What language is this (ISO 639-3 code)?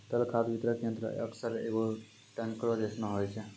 mai